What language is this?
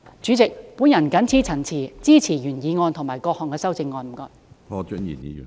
Cantonese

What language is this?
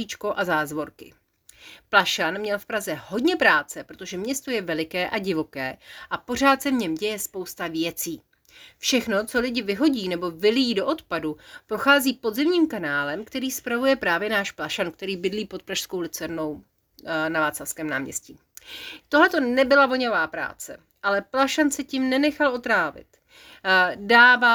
Czech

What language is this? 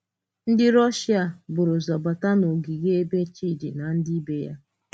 Igbo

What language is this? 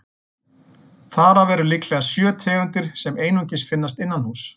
Icelandic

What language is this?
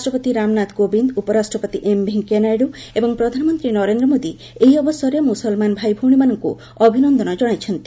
Odia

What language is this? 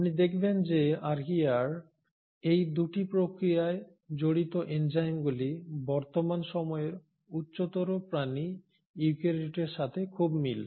Bangla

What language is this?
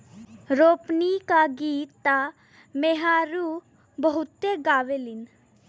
Bhojpuri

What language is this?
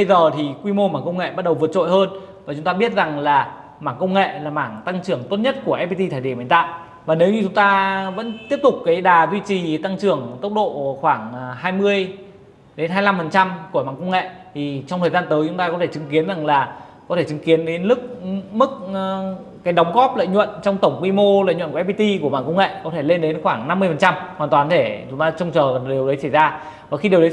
Vietnamese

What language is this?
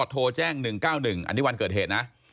Thai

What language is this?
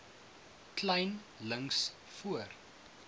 Afrikaans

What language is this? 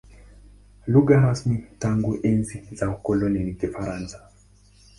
Swahili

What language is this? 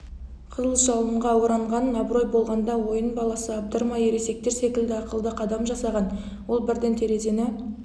Kazakh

